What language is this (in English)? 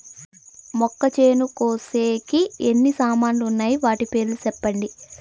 Telugu